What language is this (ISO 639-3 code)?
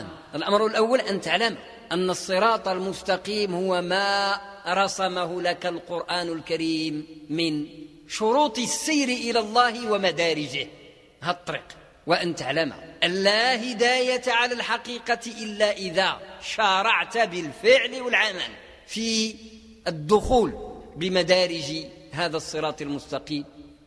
ara